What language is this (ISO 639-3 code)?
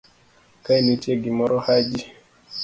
luo